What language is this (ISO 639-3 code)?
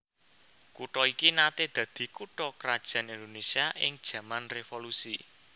jav